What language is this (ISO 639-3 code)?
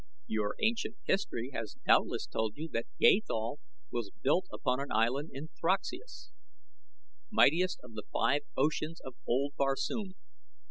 eng